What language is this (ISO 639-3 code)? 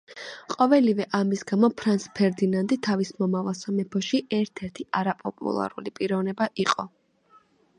kat